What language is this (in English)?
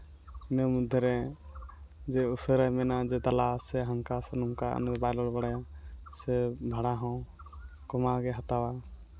Santali